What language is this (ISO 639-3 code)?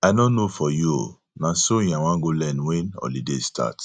pcm